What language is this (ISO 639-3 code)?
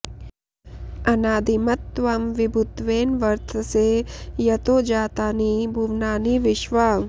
san